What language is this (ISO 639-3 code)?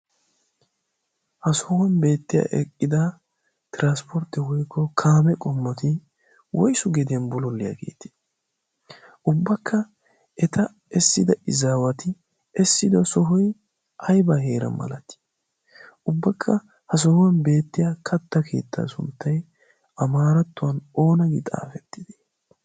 wal